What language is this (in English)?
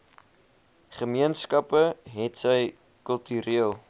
Afrikaans